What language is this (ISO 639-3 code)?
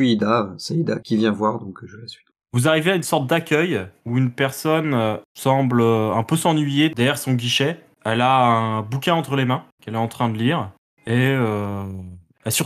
fra